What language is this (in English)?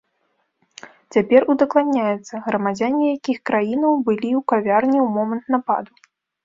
Belarusian